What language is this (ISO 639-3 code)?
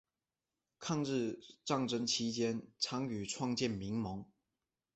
zho